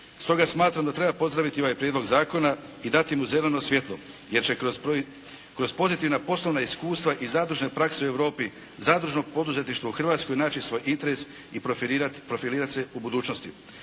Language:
Croatian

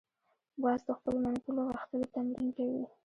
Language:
Pashto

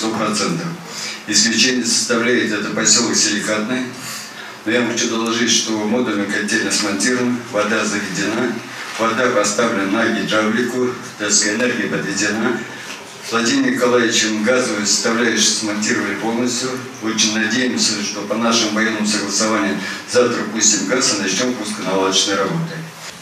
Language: Russian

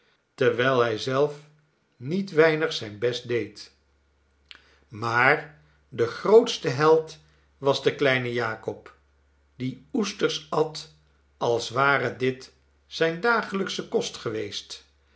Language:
Dutch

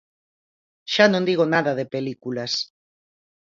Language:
Galician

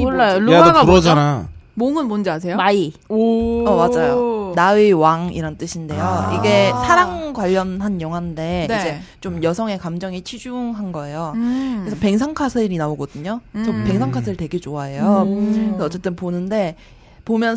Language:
Korean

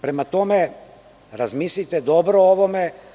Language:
Serbian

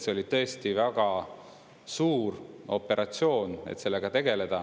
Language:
Estonian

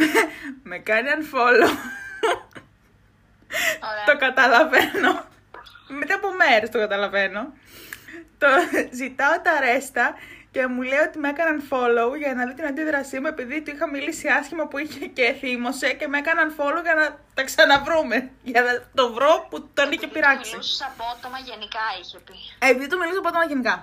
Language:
Greek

